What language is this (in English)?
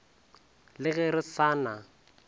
Northern Sotho